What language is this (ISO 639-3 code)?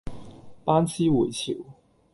yue